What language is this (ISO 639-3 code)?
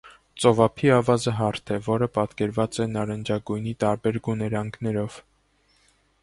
hye